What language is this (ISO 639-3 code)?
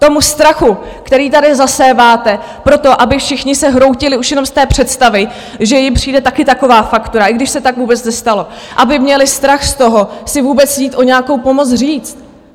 ces